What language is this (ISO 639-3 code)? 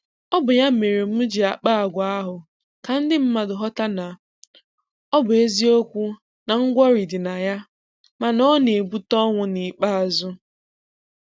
ibo